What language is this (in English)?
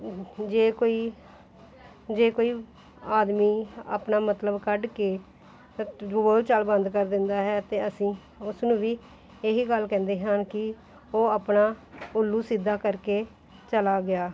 Punjabi